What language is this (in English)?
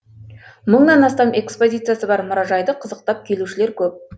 Kazakh